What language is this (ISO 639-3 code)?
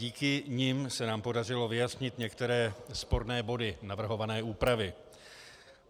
ces